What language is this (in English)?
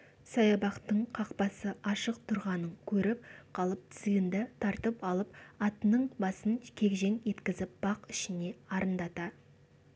Kazakh